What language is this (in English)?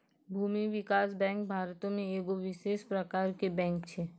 Maithili